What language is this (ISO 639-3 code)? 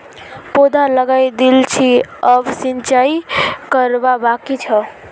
mag